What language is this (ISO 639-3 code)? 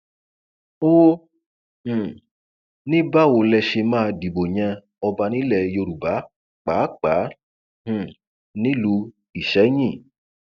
yor